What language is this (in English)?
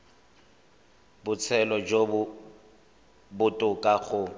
Tswana